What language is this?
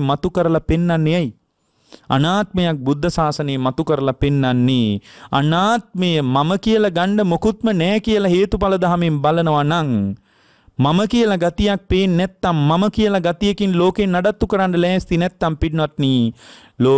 Indonesian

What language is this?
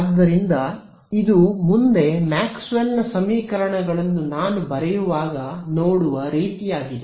Kannada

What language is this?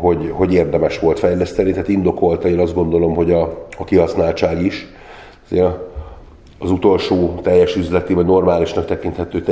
Hungarian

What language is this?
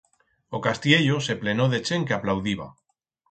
Aragonese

